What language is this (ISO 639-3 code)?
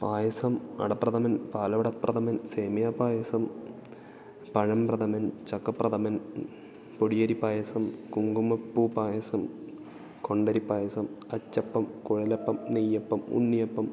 mal